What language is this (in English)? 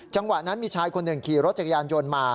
Thai